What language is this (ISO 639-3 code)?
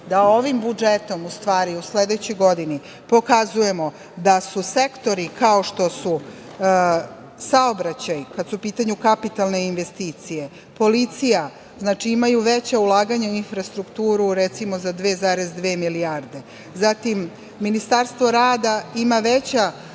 srp